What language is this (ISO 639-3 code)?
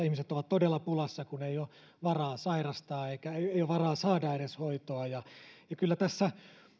fin